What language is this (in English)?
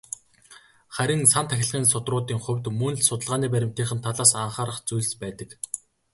Mongolian